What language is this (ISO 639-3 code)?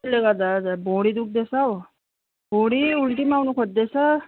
nep